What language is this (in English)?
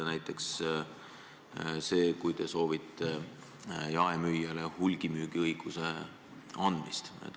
Estonian